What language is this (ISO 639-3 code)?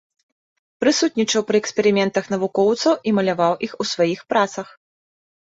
bel